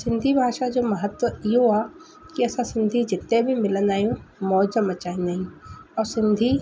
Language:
Sindhi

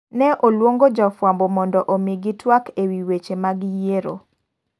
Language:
Luo (Kenya and Tanzania)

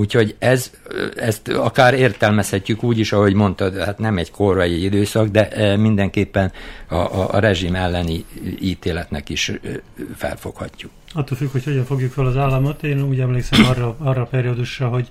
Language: Hungarian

